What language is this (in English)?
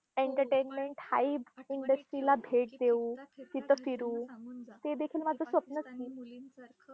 Marathi